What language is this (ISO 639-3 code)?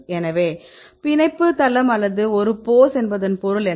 tam